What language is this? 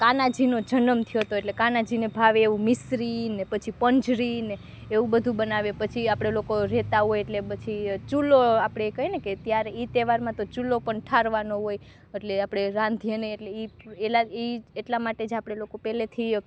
Gujarati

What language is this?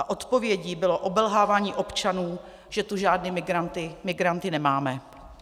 Czech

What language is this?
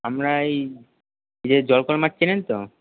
Bangla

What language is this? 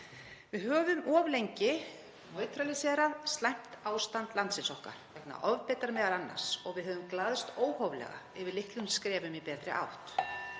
Icelandic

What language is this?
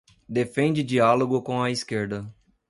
Portuguese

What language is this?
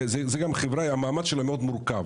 Hebrew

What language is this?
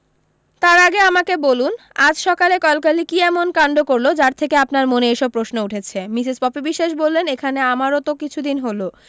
Bangla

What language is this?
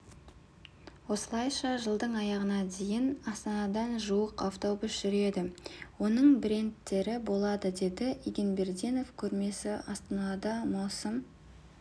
Kazakh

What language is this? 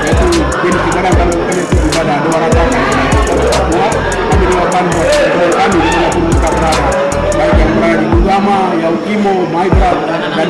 Indonesian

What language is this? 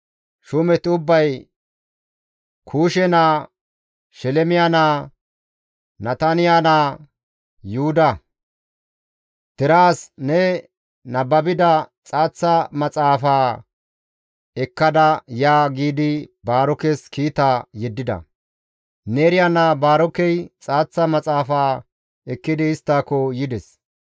Gamo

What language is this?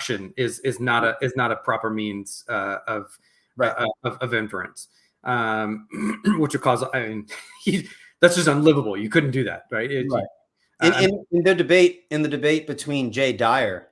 English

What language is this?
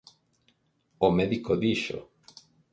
Galician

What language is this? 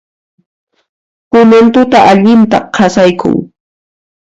Puno Quechua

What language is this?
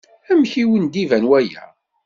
Kabyle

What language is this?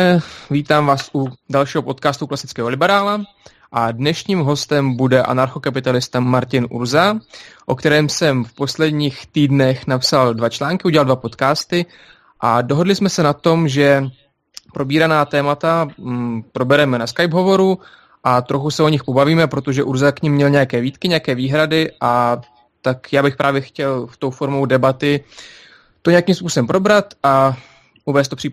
Czech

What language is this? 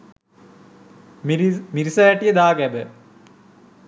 Sinhala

